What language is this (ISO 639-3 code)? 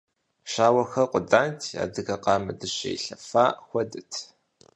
kbd